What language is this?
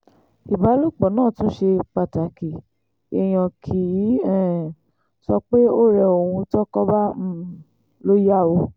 Yoruba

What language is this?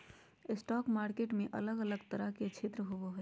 Magahi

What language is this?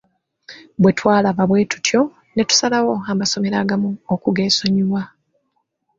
Ganda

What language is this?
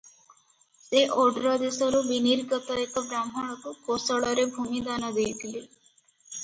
Odia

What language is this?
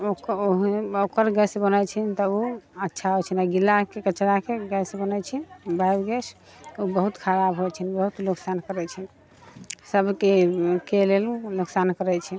Maithili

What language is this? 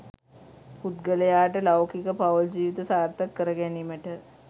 Sinhala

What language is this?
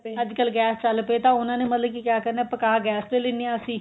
Punjabi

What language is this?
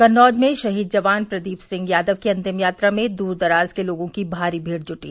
Hindi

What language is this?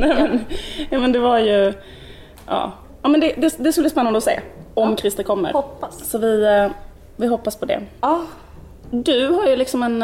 Swedish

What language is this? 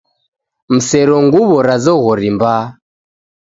Taita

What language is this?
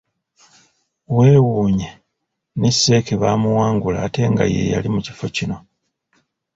Ganda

